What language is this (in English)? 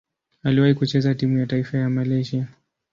Swahili